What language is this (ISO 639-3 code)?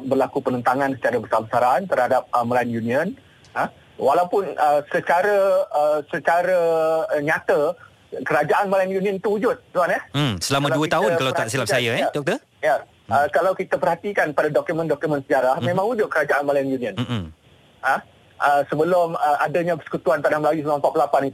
msa